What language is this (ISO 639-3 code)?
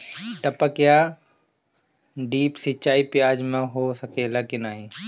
bho